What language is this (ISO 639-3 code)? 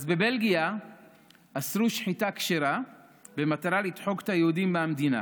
heb